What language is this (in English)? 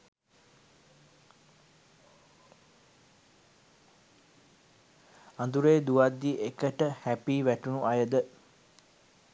Sinhala